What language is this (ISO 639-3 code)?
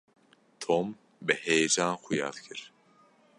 kur